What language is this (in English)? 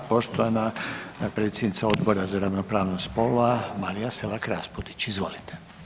Croatian